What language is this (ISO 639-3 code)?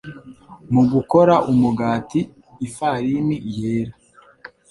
kin